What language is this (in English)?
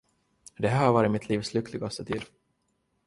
Swedish